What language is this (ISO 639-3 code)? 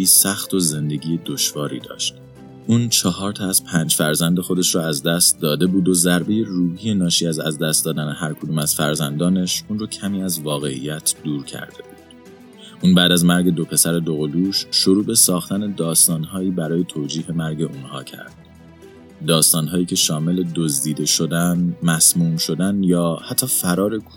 fas